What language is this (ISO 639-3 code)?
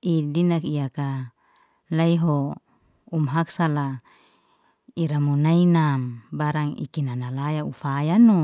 ste